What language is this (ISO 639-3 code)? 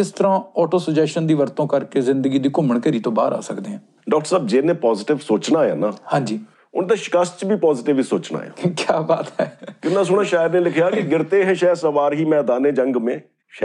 pan